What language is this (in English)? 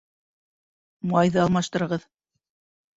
Bashkir